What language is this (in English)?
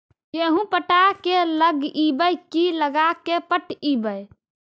Magahi